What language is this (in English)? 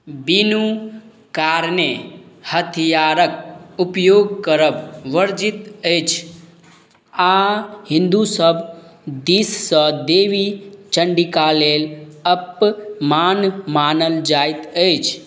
Maithili